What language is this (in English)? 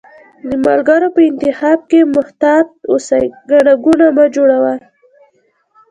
Pashto